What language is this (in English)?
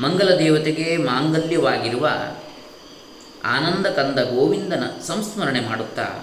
Kannada